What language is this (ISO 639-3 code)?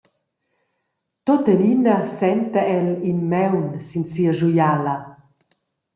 roh